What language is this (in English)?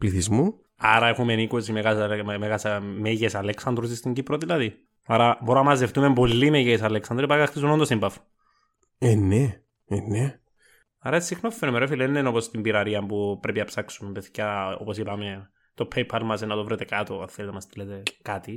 Greek